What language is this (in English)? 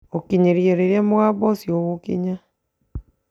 Kikuyu